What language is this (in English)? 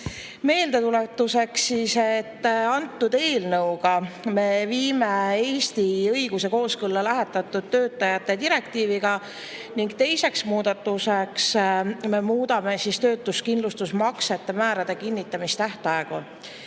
Estonian